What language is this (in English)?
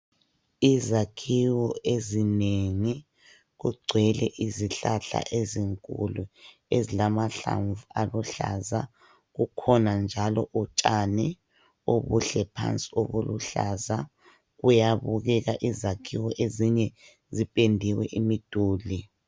North Ndebele